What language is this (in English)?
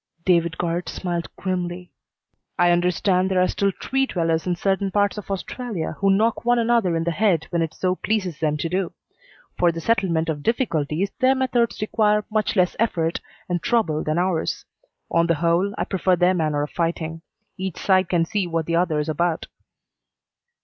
English